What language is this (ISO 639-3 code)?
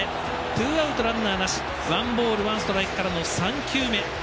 jpn